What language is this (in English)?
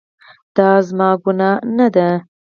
Pashto